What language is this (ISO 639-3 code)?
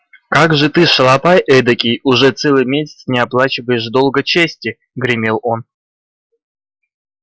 rus